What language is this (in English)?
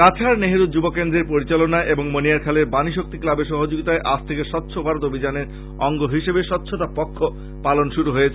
Bangla